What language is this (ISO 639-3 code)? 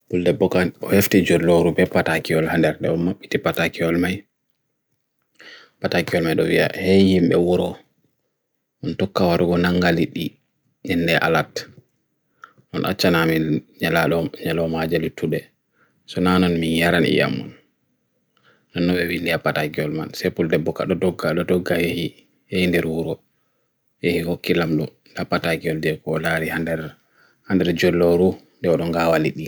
fui